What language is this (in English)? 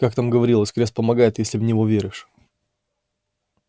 Russian